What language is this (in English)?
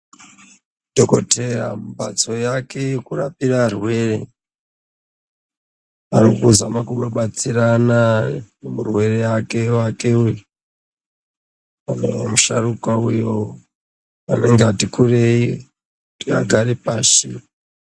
Ndau